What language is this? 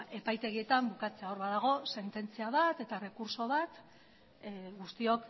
Basque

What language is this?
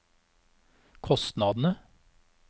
Norwegian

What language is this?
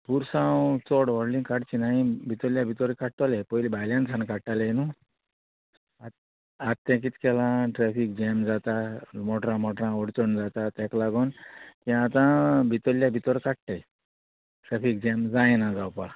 Konkani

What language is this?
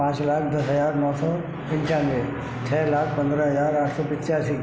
Hindi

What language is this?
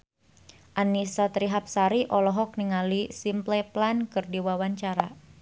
Sundanese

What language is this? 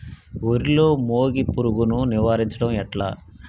Telugu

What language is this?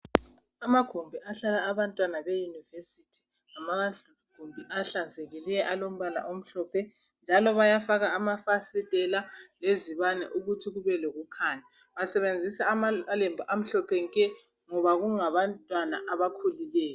North Ndebele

